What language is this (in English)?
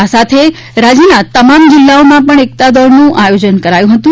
Gujarati